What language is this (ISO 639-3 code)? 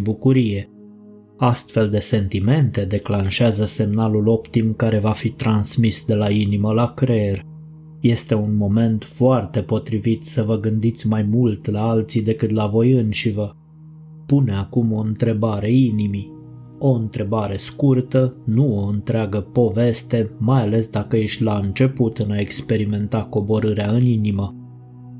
ron